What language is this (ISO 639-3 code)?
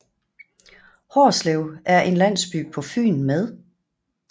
dan